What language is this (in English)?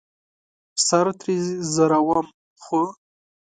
Pashto